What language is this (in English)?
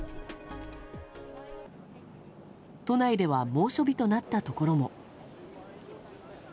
Japanese